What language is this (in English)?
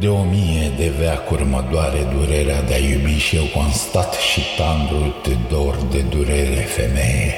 Romanian